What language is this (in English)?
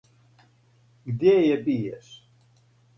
Serbian